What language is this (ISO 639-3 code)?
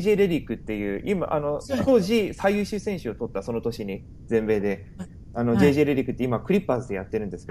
jpn